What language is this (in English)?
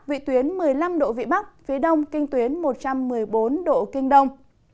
Vietnamese